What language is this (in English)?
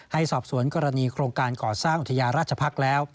Thai